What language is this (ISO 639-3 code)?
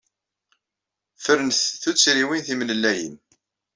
kab